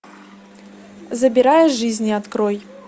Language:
Russian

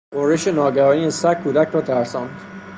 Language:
Persian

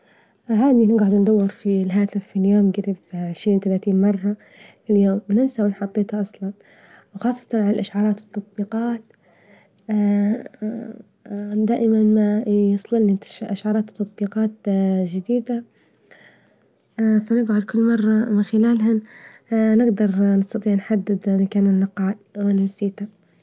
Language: Libyan Arabic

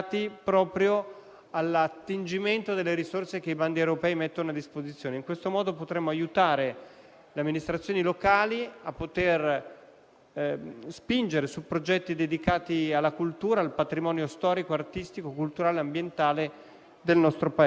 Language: Italian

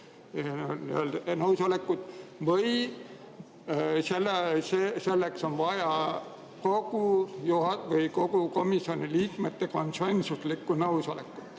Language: Estonian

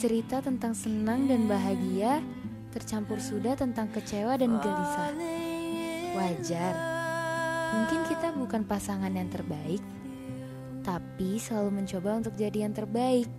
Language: Indonesian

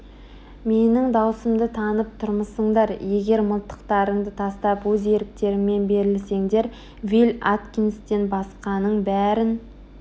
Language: Kazakh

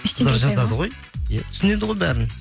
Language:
Kazakh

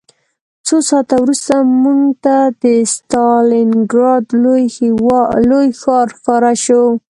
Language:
Pashto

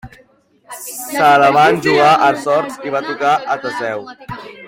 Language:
Catalan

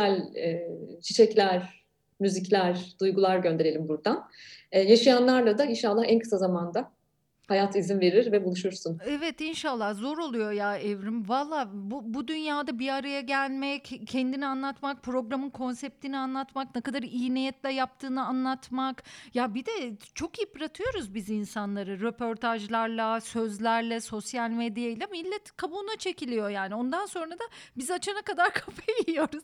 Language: Turkish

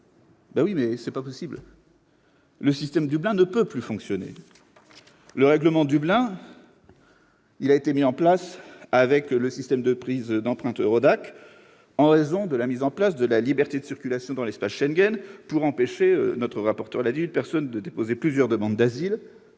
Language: French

